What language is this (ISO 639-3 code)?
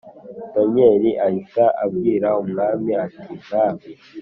kin